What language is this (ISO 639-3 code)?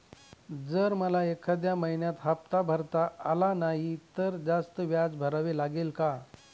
mar